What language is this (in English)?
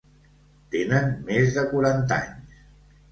Catalan